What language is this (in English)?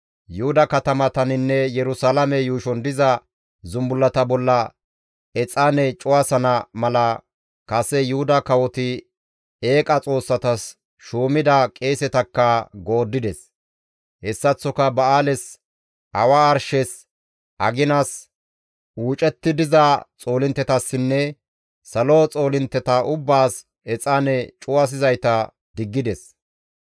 Gamo